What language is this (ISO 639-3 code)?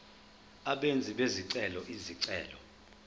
zul